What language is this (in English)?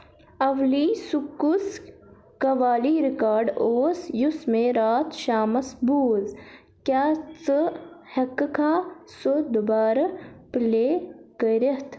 Kashmiri